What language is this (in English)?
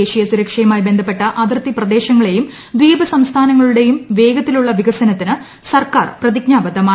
Malayalam